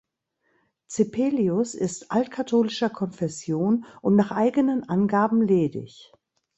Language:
German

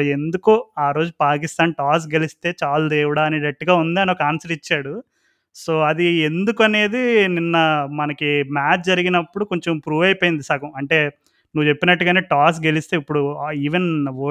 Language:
Telugu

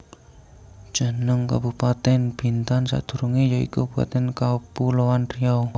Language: Javanese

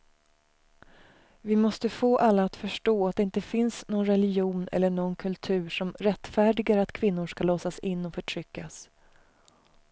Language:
Swedish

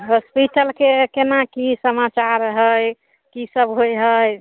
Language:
Maithili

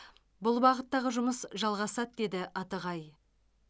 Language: Kazakh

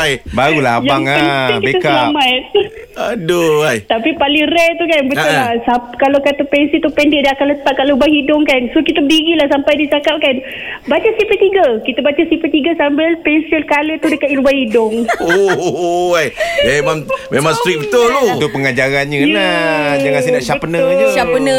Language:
Malay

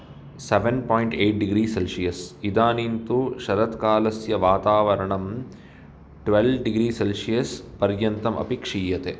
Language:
Sanskrit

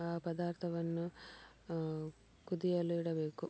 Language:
Kannada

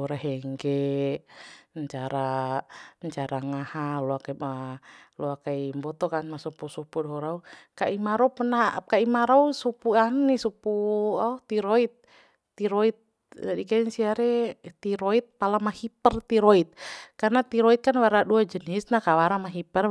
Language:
Bima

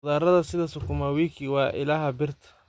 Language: Somali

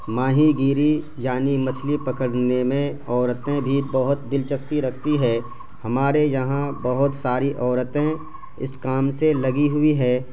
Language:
Urdu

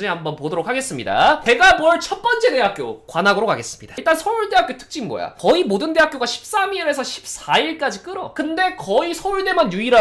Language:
Korean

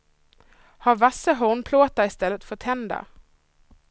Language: Swedish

